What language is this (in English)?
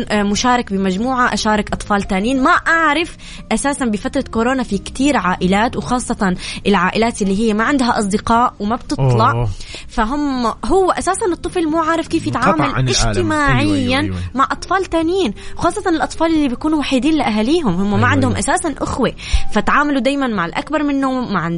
Arabic